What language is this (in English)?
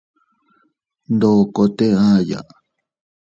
Teutila Cuicatec